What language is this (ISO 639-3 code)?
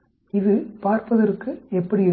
tam